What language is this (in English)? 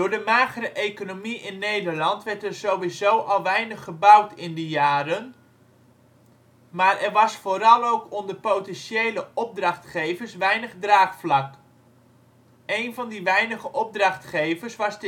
Dutch